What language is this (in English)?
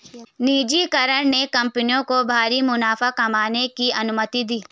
Hindi